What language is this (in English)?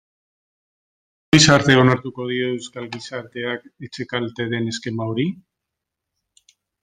Basque